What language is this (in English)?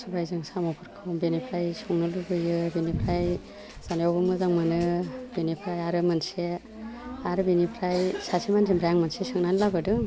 Bodo